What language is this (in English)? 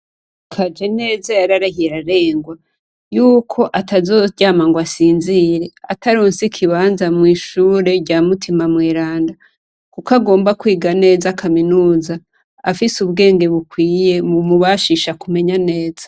Rundi